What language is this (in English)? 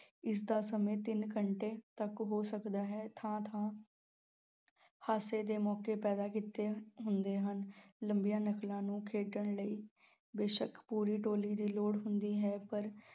Punjabi